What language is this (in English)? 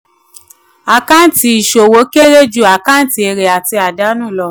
Yoruba